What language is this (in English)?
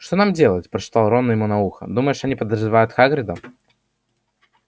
Russian